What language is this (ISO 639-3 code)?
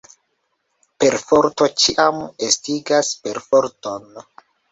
epo